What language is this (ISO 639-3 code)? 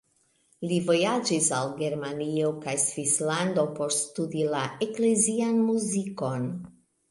epo